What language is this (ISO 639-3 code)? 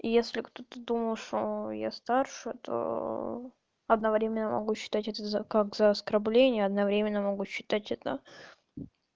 rus